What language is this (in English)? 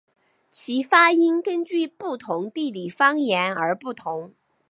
Chinese